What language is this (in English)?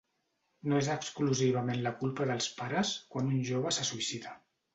Catalan